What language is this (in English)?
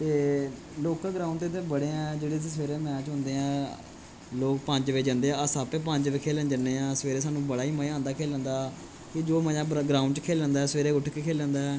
Dogri